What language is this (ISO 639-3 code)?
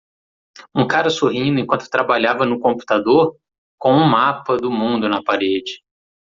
por